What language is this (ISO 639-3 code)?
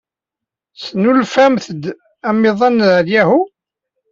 kab